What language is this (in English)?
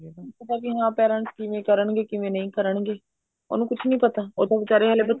Punjabi